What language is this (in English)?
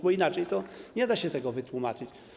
Polish